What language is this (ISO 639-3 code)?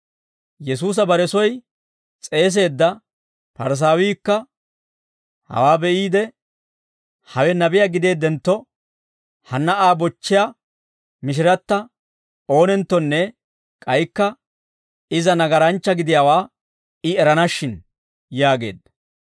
dwr